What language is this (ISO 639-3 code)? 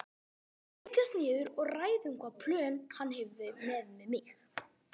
isl